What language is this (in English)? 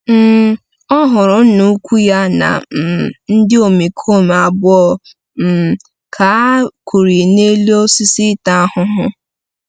Igbo